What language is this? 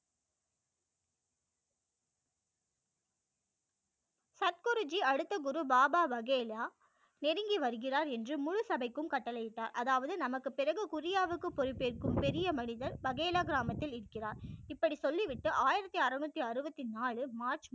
Tamil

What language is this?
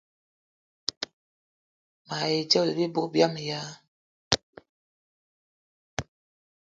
Eton (Cameroon)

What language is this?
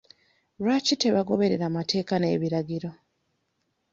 Ganda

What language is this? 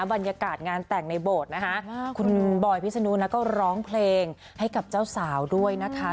Thai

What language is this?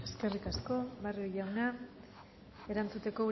Basque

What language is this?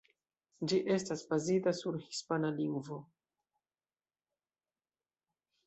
Esperanto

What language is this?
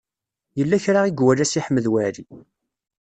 Kabyle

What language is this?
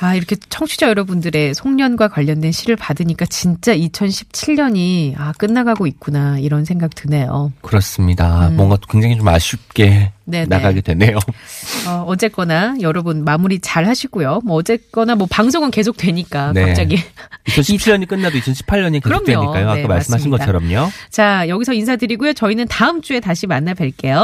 Korean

